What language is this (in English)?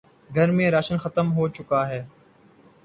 Urdu